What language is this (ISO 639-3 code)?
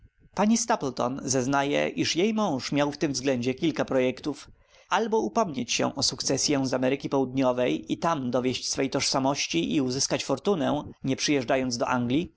pol